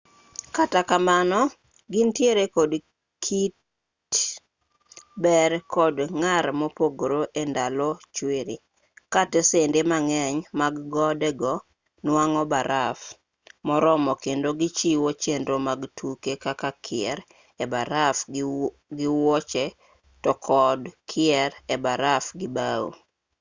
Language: Luo (Kenya and Tanzania)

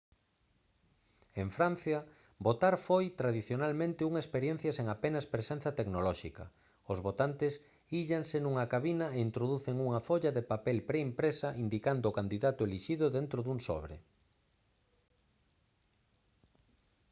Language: Galician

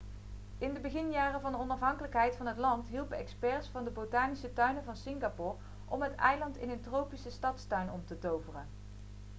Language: Dutch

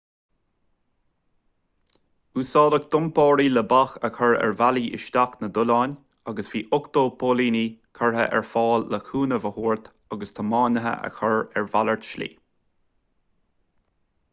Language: Irish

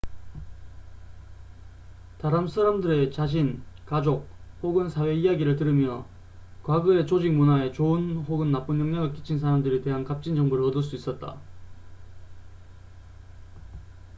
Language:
Korean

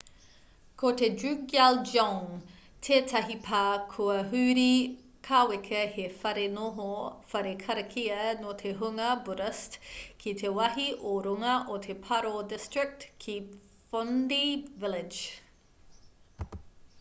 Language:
Māori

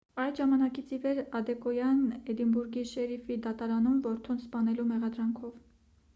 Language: Armenian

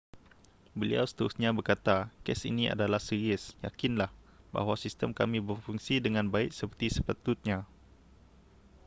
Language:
Malay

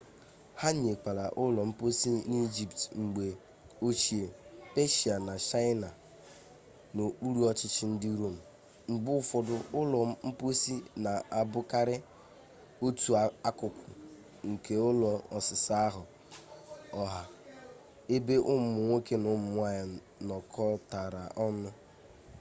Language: Igbo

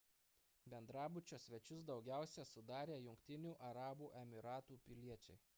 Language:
Lithuanian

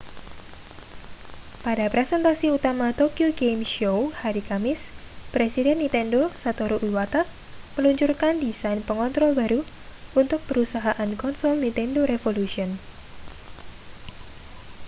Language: Indonesian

